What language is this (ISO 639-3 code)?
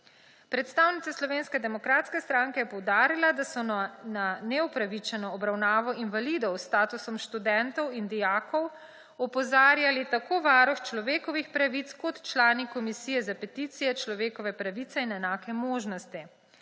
slv